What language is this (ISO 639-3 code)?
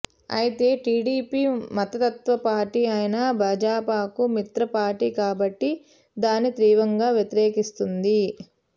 tel